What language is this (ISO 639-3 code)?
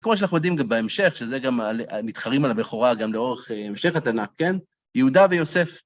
heb